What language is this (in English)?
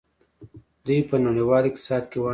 Pashto